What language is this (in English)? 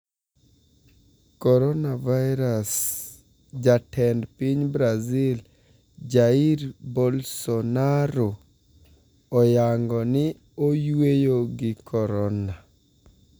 Luo (Kenya and Tanzania)